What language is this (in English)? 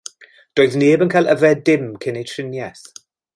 Welsh